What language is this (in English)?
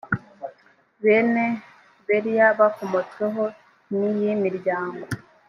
Kinyarwanda